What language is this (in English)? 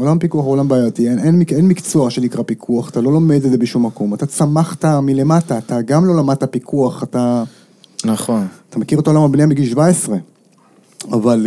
Hebrew